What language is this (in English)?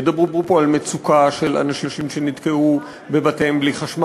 Hebrew